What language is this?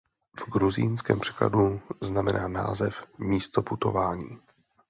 Czech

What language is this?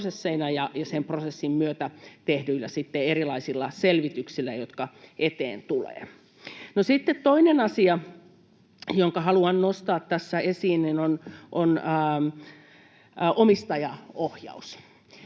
Finnish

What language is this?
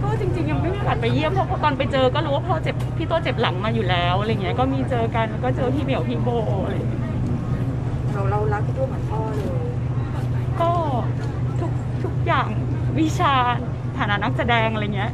Thai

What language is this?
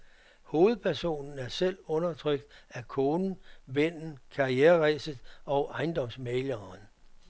Danish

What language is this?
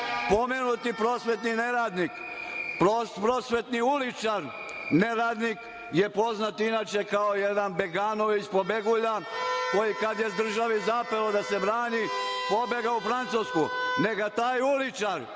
Serbian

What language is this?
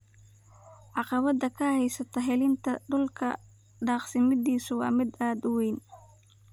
Somali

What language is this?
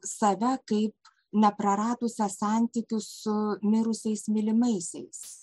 Lithuanian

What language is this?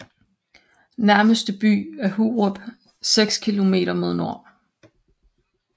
Danish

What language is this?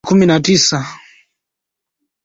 Swahili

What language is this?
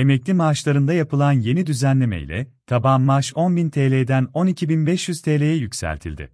Turkish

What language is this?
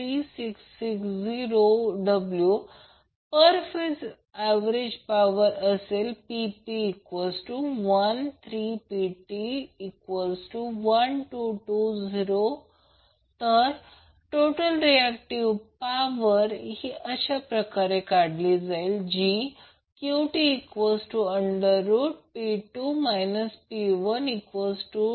Marathi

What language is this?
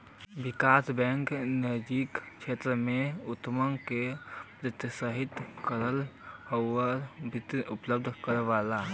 Bhojpuri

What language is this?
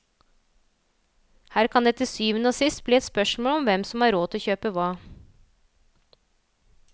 Norwegian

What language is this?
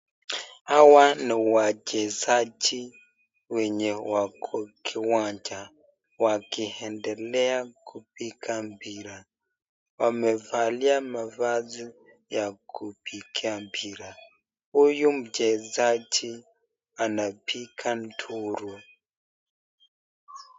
Swahili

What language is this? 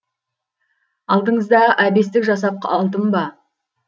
Kazakh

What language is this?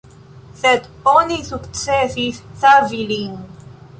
Esperanto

